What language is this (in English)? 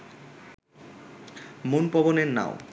Bangla